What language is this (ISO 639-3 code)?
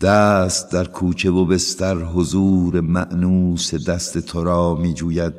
fas